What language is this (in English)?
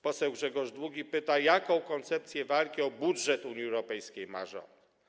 Polish